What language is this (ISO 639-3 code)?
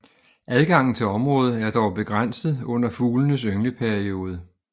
dan